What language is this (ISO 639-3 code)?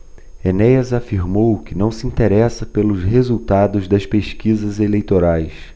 por